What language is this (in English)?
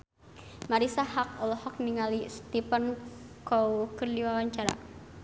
Sundanese